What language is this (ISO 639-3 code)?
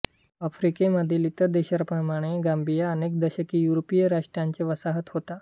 mar